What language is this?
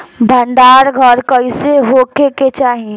Bhojpuri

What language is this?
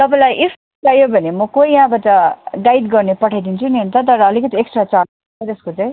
Nepali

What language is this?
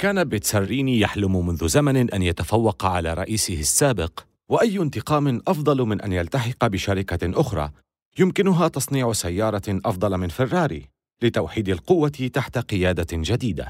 Arabic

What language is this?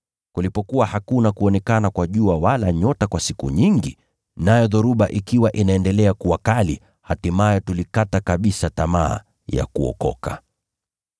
Swahili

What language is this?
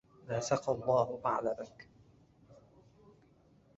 Arabic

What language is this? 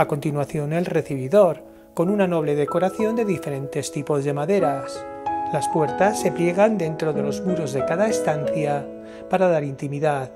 Spanish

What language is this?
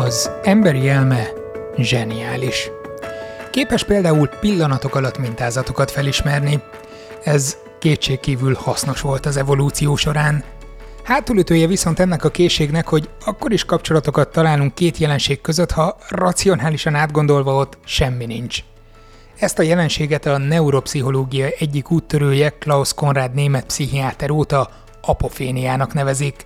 Hungarian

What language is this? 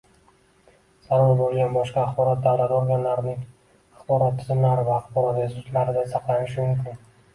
Uzbek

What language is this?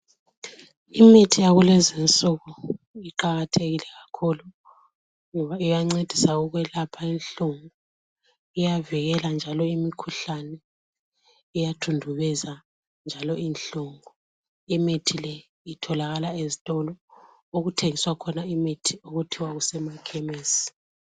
North Ndebele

